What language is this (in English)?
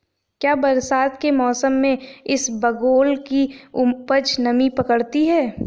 Hindi